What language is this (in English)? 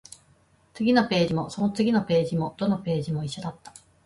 Japanese